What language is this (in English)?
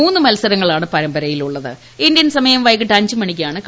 Malayalam